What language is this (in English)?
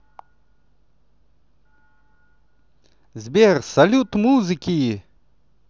Russian